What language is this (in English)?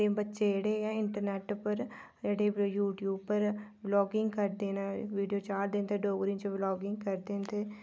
Dogri